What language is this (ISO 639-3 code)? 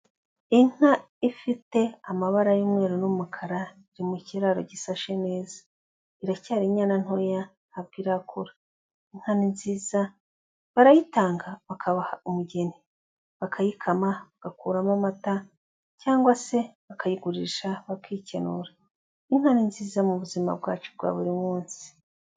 kin